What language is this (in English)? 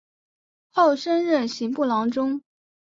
Chinese